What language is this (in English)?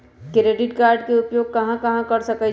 Magahi